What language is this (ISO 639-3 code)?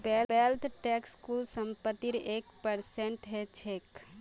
mag